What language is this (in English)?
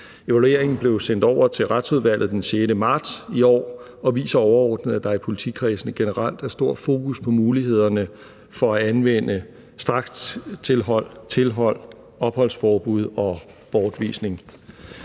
Danish